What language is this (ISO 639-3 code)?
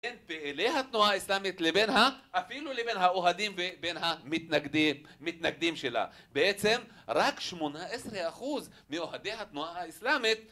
heb